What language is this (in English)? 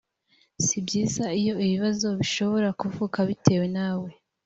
Kinyarwanda